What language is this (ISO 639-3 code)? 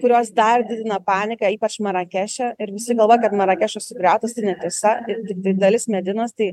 lit